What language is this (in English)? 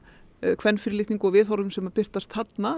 Icelandic